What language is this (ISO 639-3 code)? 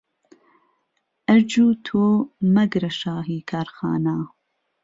ckb